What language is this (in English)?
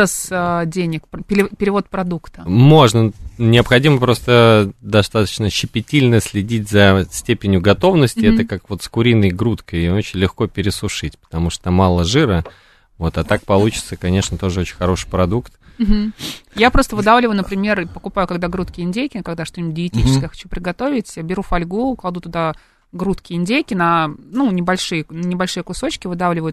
Russian